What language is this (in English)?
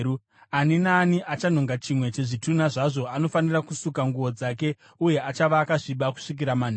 Shona